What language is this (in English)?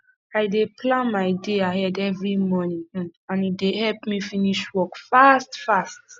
Nigerian Pidgin